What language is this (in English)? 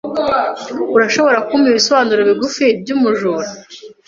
Kinyarwanda